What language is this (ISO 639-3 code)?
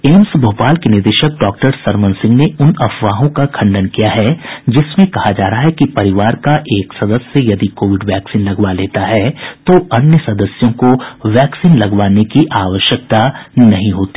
hin